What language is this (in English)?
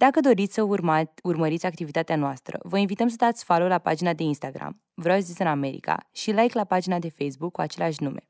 Romanian